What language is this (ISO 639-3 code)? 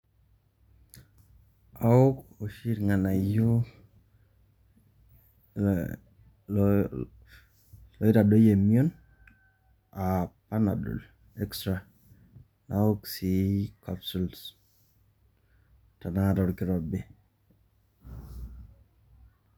mas